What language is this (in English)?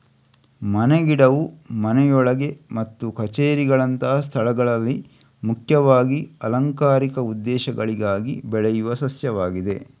Kannada